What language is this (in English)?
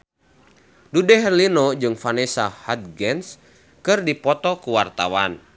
Sundanese